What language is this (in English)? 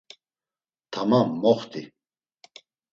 Laz